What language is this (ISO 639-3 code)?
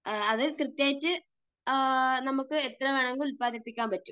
mal